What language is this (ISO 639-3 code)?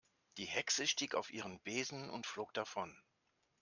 deu